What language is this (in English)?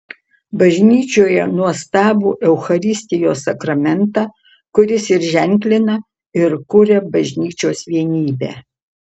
Lithuanian